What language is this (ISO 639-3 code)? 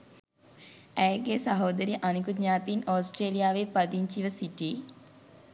sin